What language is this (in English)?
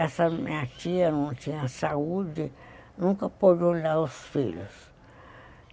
Portuguese